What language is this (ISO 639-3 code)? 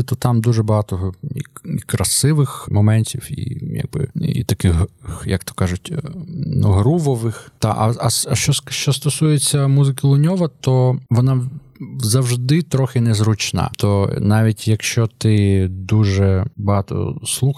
ukr